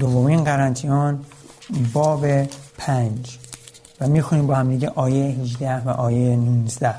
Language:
Persian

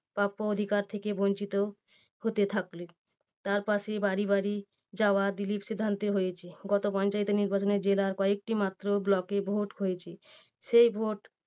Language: Bangla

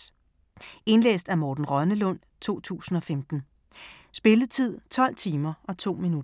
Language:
Danish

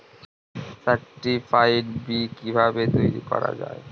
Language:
Bangla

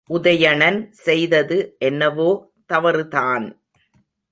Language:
Tamil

